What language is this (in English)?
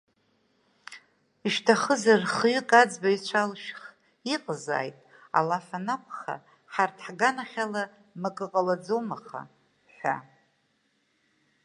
Abkhazian